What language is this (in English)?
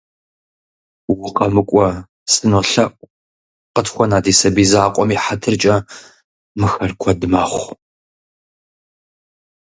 Kabardian